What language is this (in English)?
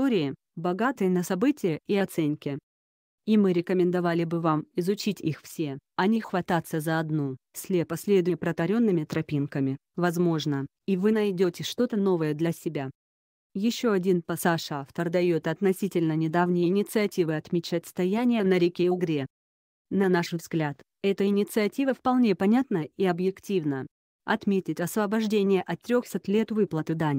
Russian